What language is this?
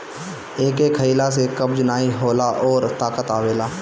Bhojpuri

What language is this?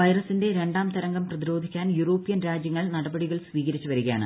Malayalam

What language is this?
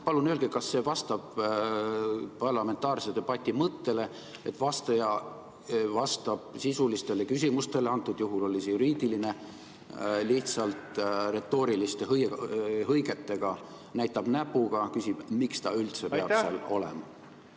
Estonian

